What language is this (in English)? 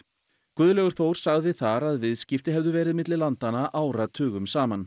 Icelandic